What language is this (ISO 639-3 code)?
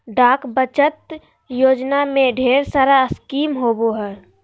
mag